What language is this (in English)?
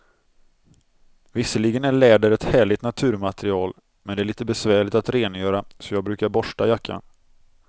Swedish